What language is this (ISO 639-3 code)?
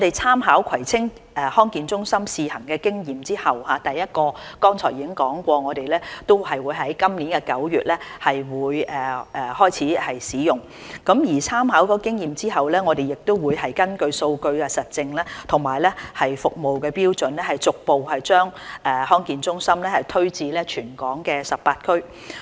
yue